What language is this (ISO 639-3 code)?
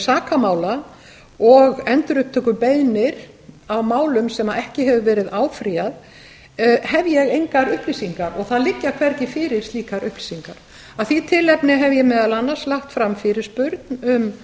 isl